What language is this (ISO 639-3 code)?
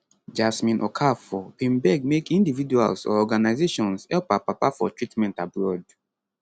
pcm